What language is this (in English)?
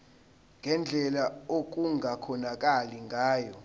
Zulu